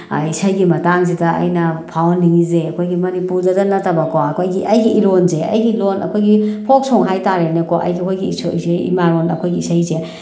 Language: Manipuri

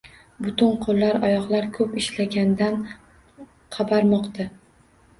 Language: Uzbek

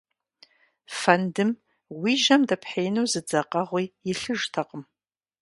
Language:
Kabardian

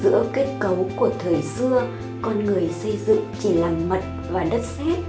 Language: Vietnamese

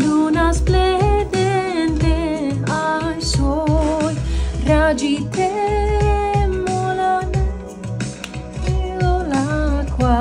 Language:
Romanian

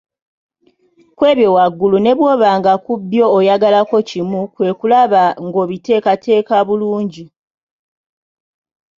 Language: Ganda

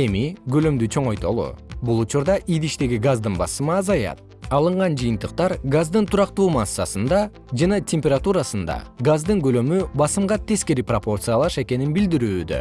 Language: Kyrgyz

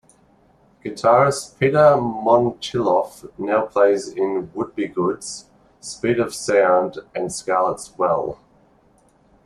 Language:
English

